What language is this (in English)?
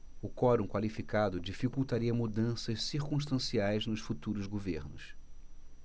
Portuguese